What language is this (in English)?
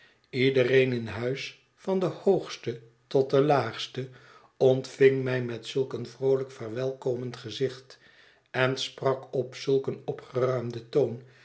Dutch